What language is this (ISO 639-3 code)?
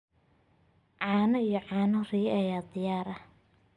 som